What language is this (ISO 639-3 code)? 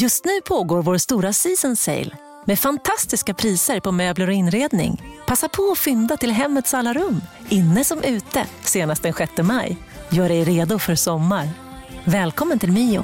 swe